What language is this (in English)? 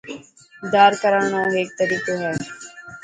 Dhatki